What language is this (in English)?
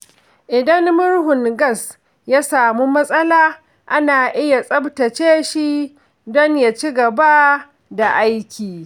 Hausa